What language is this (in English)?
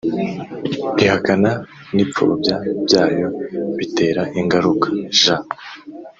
Kinyarwanda